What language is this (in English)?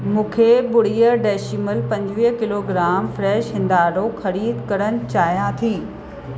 Sindhi